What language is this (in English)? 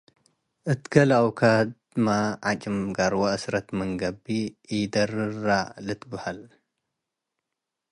Tigre